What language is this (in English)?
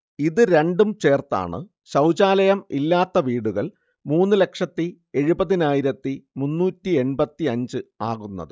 Malayalam